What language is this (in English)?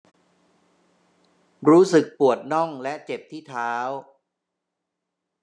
Thai